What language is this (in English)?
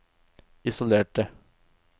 Norwegian